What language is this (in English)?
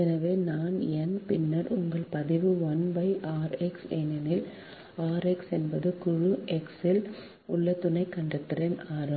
Tamil